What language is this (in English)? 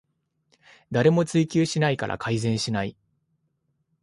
Japanese